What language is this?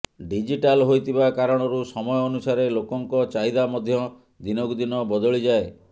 Odia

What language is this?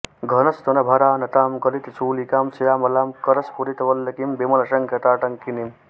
Sanskrit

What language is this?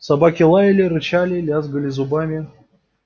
Russian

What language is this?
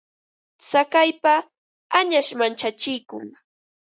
Ambo-Pasco Quechua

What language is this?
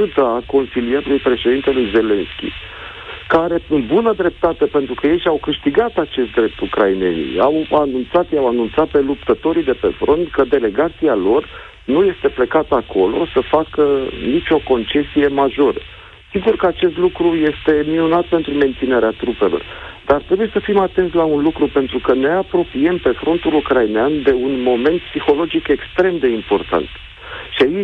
Romanian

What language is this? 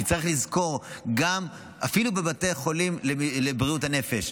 Hebrew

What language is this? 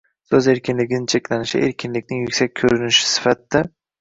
Uzbek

